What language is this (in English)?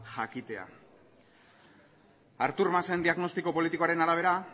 Basque